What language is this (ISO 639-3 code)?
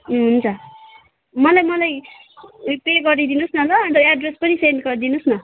nep